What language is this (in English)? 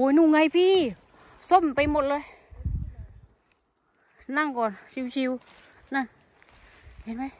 Thai